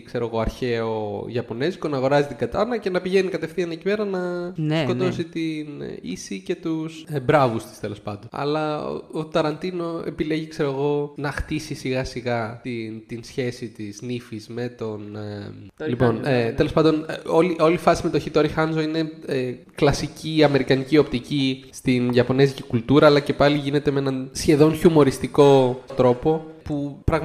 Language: Greek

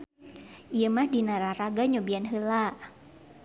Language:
Sundanese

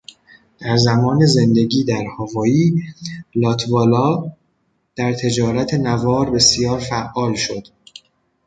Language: Persian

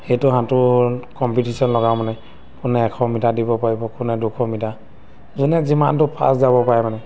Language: Assamese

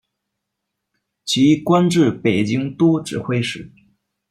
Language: Chinese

